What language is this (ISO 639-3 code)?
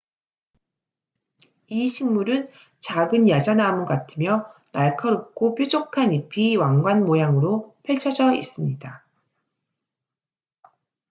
kor